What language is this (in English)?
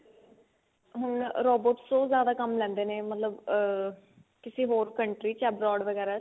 Punjabi